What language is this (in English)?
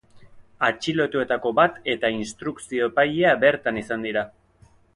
Basque